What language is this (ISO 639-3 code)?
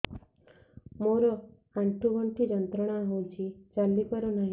ori